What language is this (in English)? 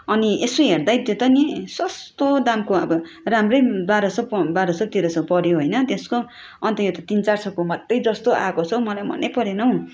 Nepali